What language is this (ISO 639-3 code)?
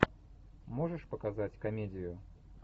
rus